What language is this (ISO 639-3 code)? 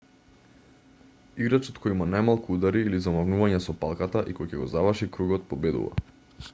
mkd